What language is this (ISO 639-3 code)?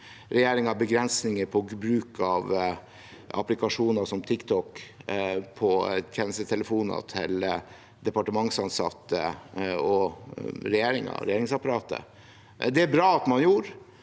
nor